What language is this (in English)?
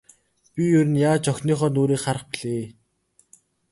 Mongolian